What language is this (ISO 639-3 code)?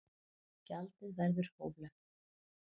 isl